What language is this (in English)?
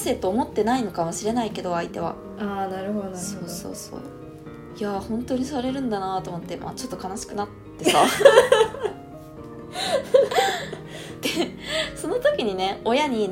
Japanese